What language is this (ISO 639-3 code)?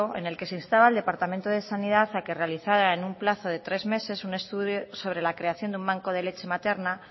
spa